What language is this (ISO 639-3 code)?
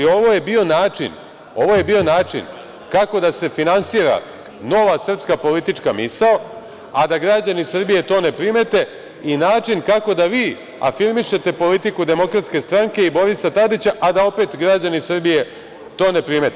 srp